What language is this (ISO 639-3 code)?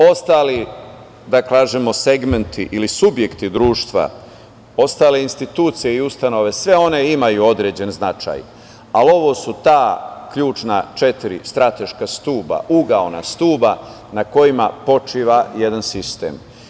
srp